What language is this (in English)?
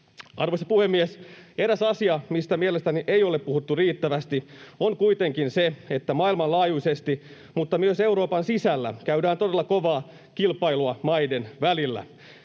Finnish